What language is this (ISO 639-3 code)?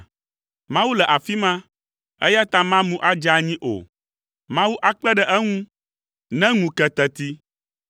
ewe